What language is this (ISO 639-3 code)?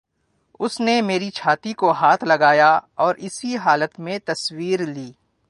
urd